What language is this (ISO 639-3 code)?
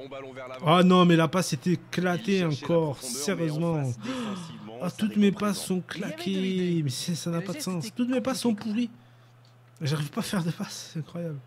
fra